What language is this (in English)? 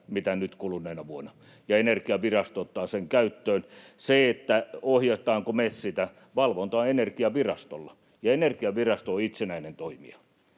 Finnish